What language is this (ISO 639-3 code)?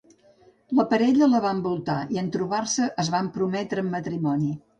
cat